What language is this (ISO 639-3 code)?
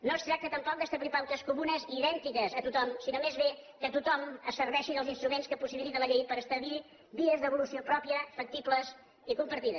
cat